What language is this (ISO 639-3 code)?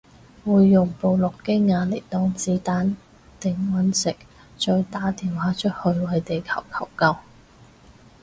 yue